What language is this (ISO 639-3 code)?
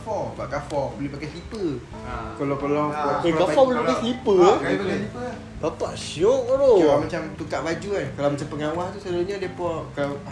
msa